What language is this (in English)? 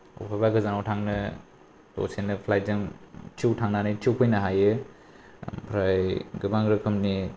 Bodo